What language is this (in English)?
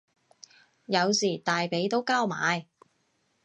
Cantonese